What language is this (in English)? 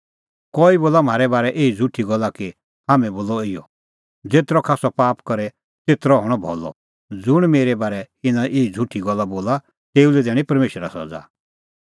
Kullu Pahari